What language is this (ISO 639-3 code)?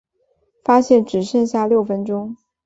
zho